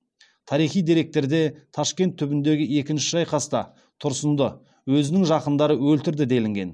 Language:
Kazakh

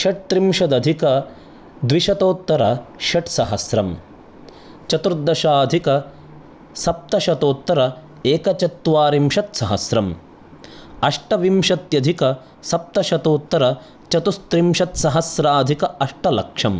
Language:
Sanskrit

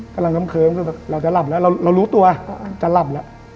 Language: Thai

